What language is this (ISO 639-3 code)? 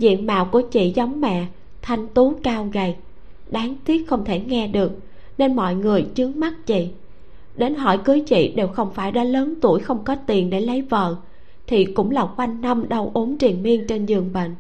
vie